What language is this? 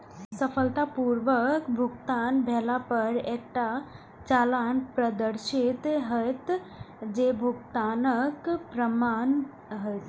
Maithili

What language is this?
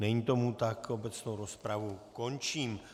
Czech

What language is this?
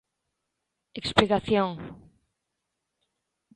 Galician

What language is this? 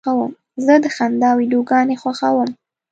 Pashto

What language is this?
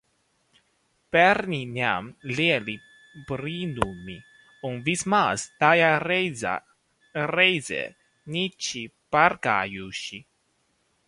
Latvian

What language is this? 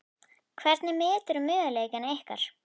Icelandic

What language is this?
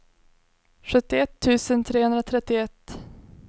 Swedish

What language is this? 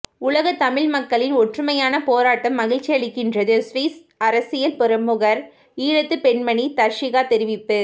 Tamil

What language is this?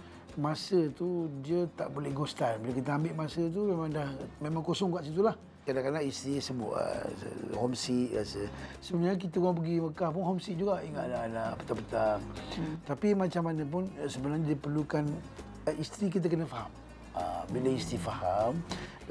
Malay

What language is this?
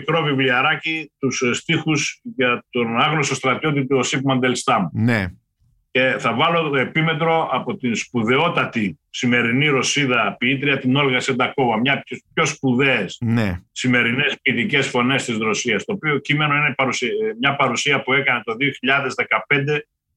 Greek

